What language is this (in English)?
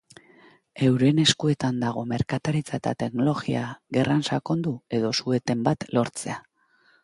Basque